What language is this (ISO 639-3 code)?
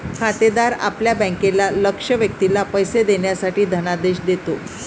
mar